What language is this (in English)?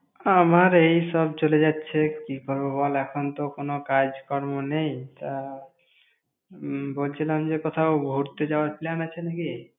Bangla